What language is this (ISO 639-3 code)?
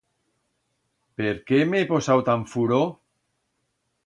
arg